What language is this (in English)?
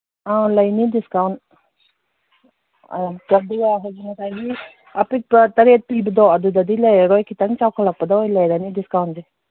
Manipuri